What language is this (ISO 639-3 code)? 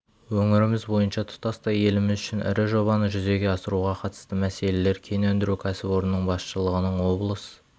kaz